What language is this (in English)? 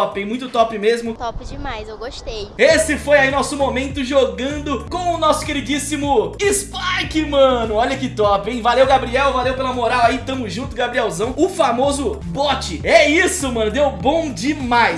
Portuguese